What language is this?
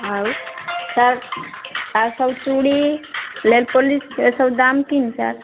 Odia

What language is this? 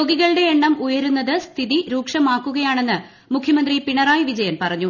Malayalam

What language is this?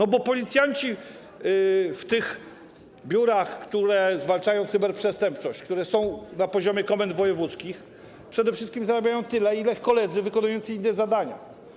Polish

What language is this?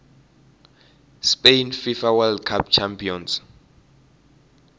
Tsonga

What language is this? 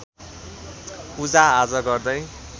Nepali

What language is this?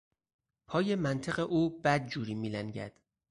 Persian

